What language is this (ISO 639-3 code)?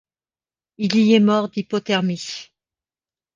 fra